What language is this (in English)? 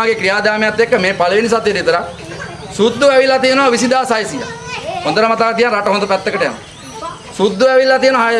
Indonesian